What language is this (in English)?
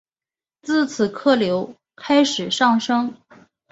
Chinese